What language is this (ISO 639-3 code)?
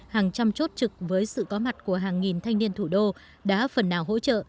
vie